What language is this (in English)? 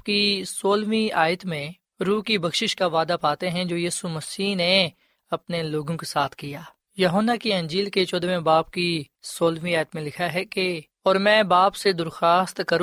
Urdu